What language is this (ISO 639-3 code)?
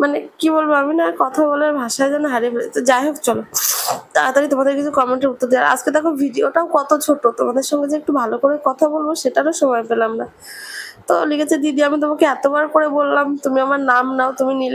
ben